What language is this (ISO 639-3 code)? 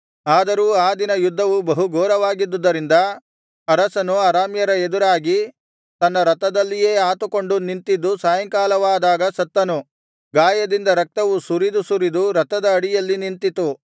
kan